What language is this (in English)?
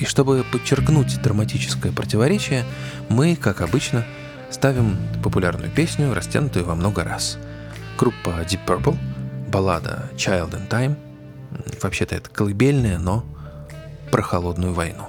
Russian